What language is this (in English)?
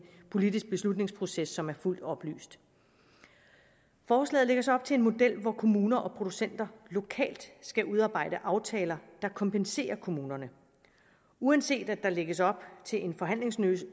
Danish